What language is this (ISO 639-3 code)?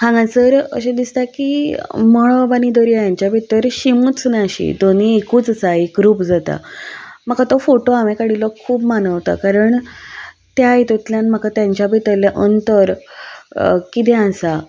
kok